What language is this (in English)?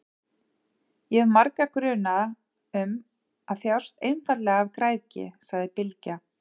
Icelandic